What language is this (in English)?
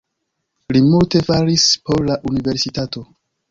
Esperanto